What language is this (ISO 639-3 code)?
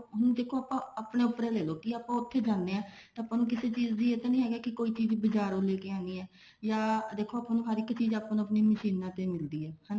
pan